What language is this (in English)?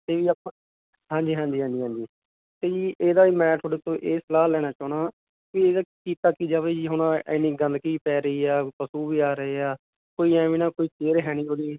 Punjabi